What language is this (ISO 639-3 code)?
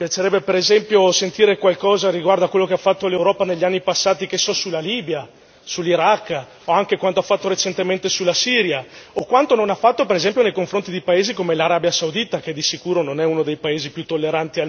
ita